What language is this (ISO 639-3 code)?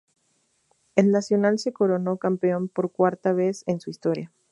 spa